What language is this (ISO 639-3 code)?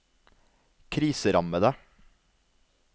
nor